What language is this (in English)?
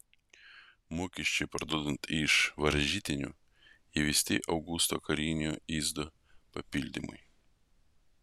Lithuanian